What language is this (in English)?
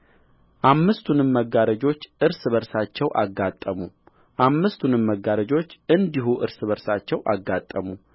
Amharic